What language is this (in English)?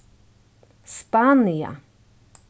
Faroese